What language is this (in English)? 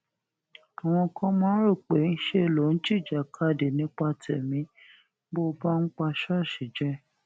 Yoruba